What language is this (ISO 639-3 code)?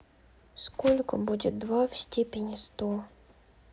rus